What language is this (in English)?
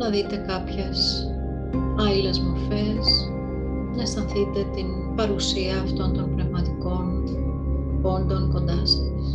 Greek